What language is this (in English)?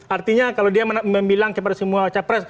Indonesian